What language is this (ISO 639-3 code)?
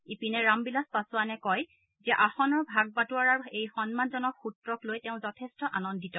asm